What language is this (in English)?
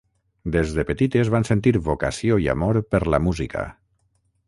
Catalan